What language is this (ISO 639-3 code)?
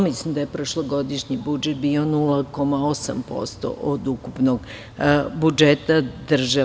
srp